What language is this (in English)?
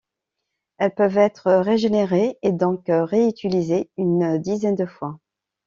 French